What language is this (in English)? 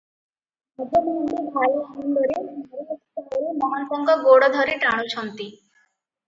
Odia